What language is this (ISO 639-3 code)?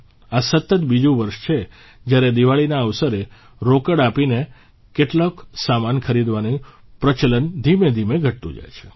guj